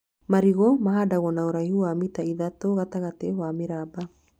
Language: Kikuyu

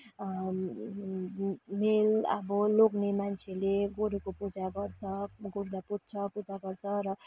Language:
Nepali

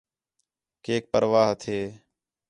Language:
Khetrani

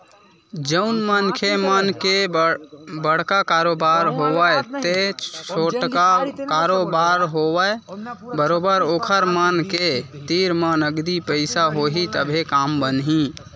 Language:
Chhattisgarhi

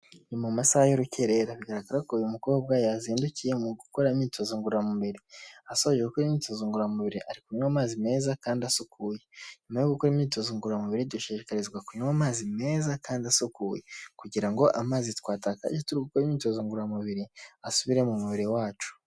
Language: Kinyarwanda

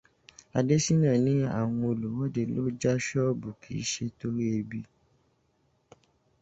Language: Yoruba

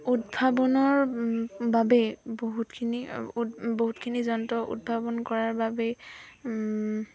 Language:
Assamese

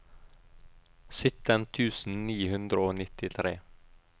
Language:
Norwegian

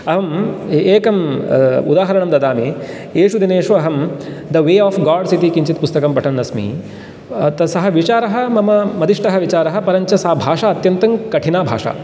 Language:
Sanskrit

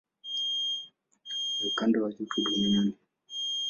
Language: Swahili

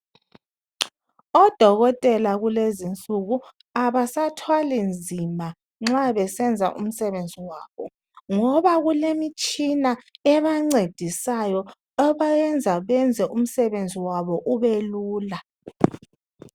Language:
North Ndebele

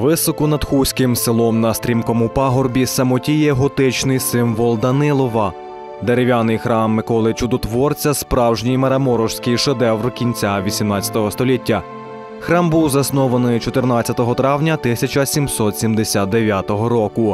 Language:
Ukrainian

